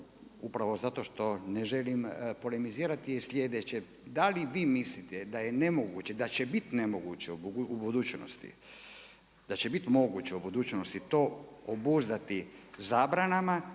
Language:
Croatian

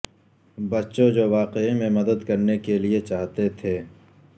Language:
Urdu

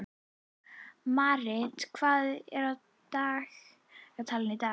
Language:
Icelandic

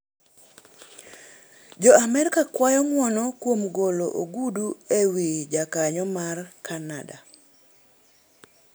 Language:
Luo (Kenya and Tanzania)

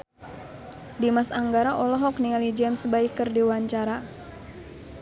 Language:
Sundanese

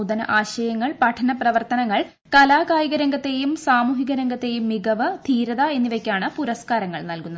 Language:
Malayalam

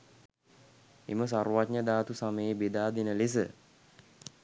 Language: Sinhala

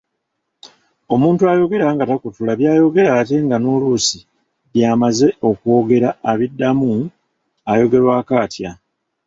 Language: Ganda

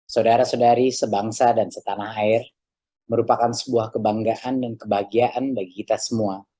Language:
Indonesian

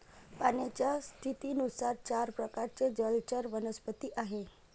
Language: Marathi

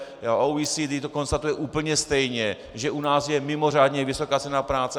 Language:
Czech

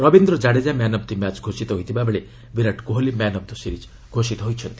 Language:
Odia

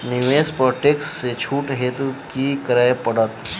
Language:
Maithili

